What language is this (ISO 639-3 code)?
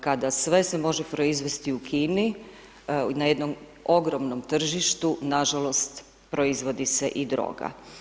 hrv